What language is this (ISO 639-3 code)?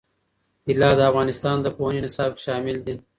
pus